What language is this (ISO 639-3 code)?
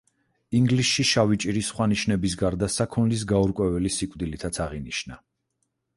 kat